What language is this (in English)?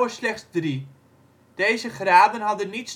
Dutch